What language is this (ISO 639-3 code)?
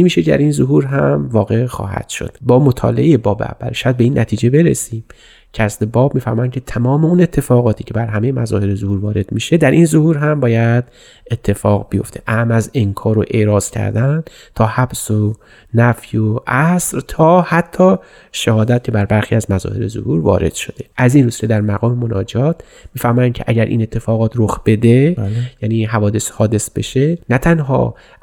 fas